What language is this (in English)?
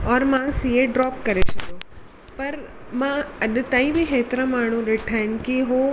Sindhi